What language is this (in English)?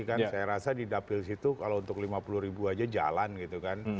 Indonesian